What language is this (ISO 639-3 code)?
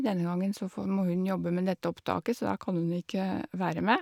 nor